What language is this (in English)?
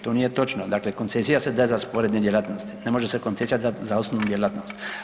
Croatian